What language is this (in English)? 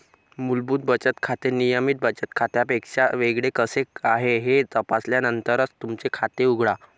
Marathi